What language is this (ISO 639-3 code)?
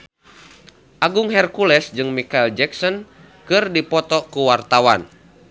sun